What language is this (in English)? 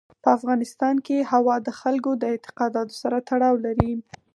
Pashto